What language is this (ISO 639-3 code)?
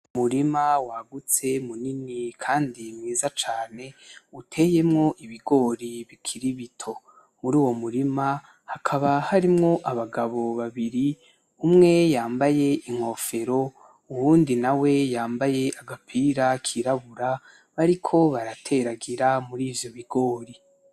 run